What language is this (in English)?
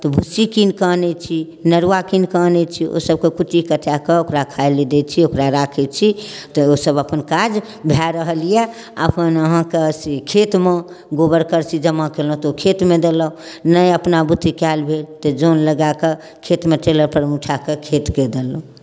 Maithili